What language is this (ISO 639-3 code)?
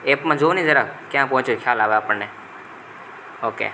guj